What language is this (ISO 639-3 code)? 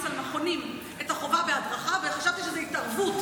heb